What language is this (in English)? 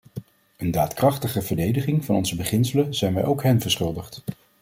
Dutch